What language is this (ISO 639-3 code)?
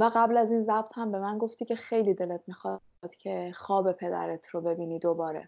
fas